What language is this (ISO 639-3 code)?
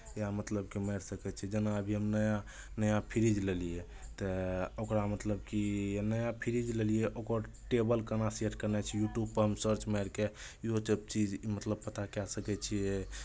mai